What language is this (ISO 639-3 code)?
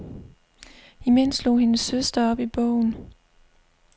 dan